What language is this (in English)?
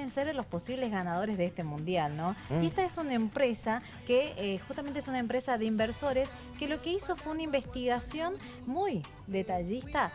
Spanish